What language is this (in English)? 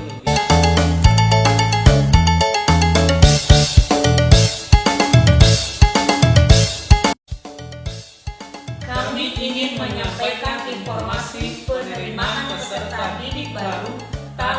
Indonesian